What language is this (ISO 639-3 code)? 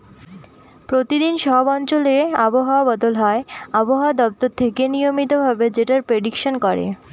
ben